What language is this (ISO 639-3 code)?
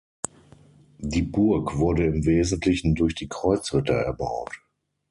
deu